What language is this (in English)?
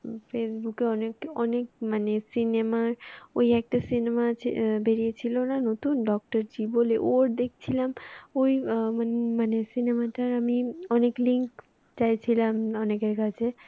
Bangla